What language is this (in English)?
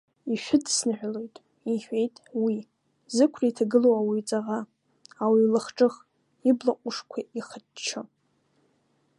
Abkhazian